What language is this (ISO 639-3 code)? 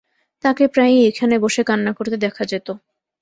ben